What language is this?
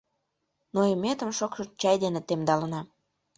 Mari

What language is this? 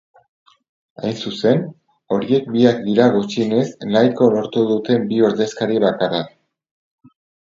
Basque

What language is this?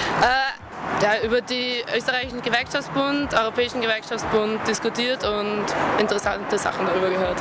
German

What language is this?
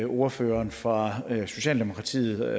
Danish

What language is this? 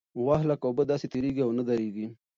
Pashto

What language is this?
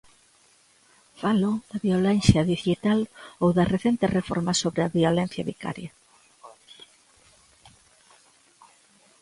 Galician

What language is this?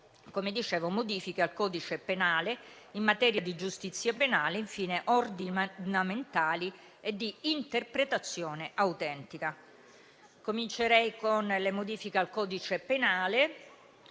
Italian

